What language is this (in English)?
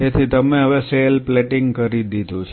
Gujarati